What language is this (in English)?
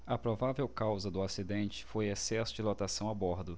Portuguese